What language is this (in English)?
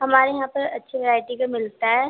Urdu